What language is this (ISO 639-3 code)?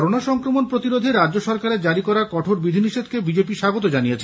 ben